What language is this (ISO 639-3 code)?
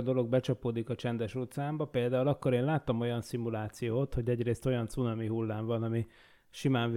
hun